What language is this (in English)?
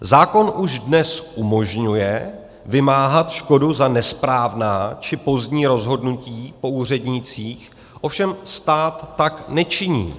Czech